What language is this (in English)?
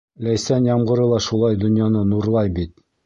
Bashkir